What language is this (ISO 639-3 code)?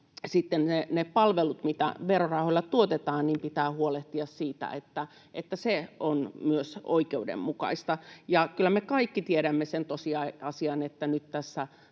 fin